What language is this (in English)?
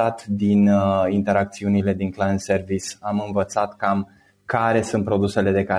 Romanian